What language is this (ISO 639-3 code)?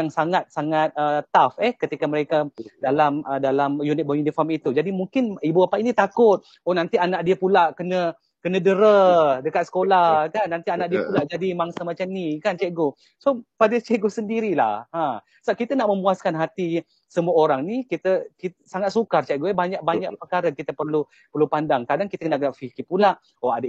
msa